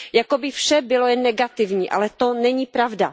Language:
Czech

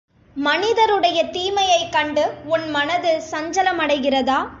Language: Tamil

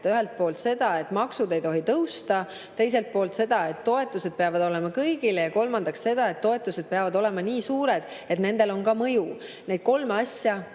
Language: Estonian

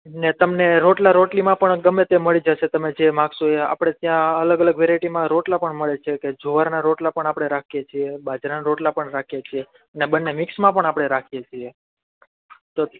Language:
Gujarati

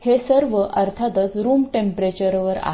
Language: Marathi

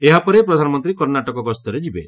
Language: Odia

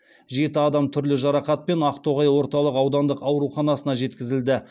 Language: Kazakh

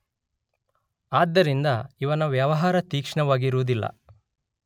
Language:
Kannada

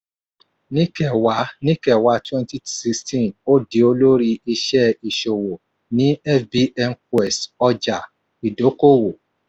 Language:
Yoruba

